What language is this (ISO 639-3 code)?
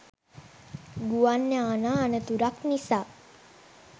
sin